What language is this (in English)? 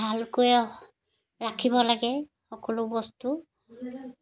Assamese